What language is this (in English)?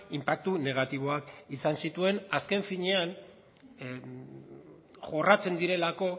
Basque